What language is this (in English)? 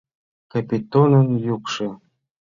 Mari